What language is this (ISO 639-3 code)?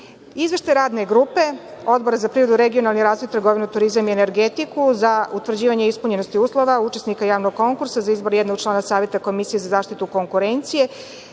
srp